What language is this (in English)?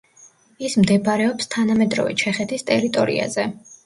Georgian